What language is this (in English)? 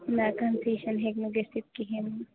Kashmiri